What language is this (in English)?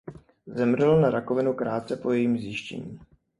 Czech